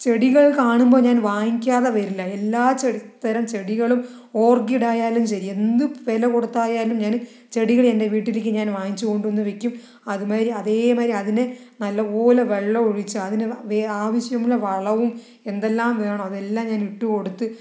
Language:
Malayalam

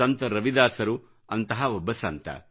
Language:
Kannada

